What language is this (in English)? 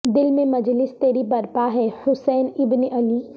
Urdu